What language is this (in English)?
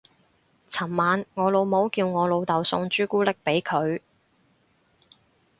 Cantonese